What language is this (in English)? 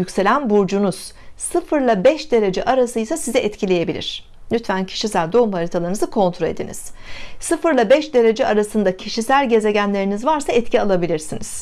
Turkish